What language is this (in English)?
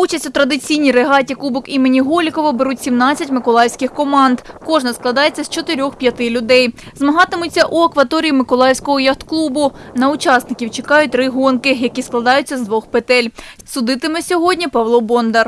Ukrainian